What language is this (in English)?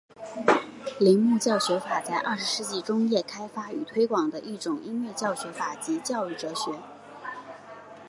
Chinese